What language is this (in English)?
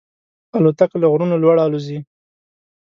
Pashto